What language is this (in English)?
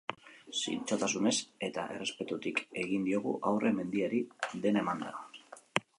Basque